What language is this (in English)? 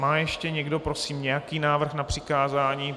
Czech